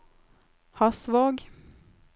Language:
Norwegian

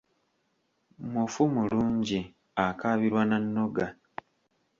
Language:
Ganda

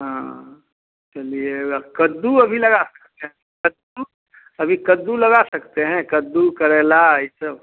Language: Hindi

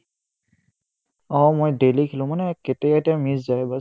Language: Assamese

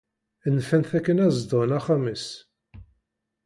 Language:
Kabyle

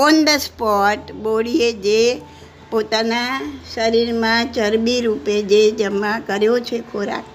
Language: Gujarati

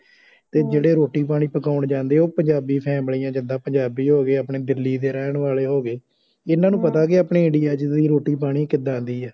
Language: Punjabi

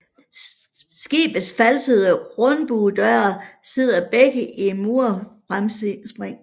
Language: Danish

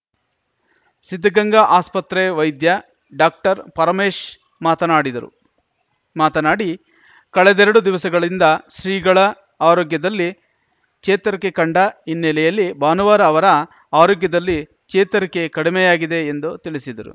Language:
Kannada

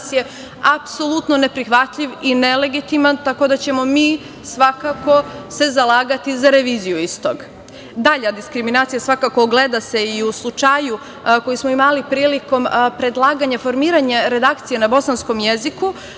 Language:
Serbian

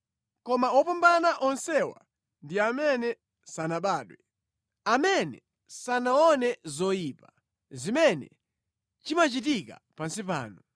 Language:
Nyanja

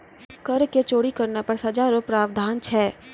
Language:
Maithili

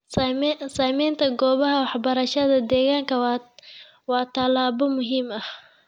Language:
Somali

